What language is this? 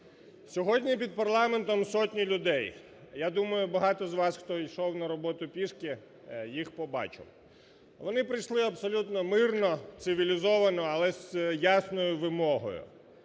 Ukrainian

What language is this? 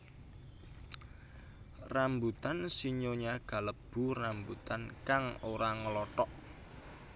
Javanese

